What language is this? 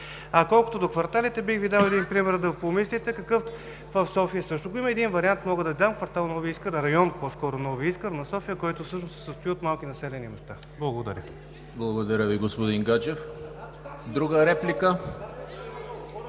Bulgarian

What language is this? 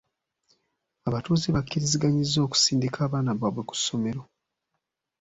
Ganda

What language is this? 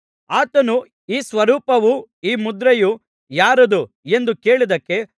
Kannada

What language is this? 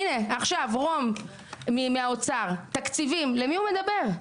Hebrew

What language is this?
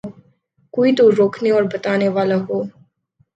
Urdu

